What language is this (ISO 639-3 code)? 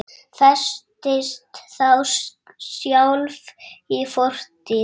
isl